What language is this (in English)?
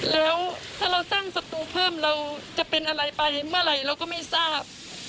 Thai